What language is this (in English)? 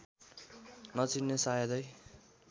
Nepali